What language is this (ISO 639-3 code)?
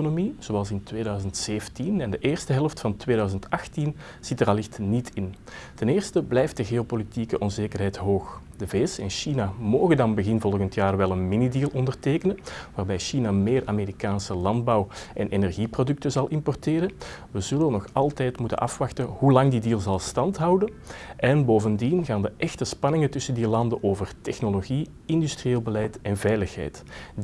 nld